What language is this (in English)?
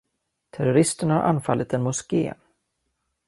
Swedish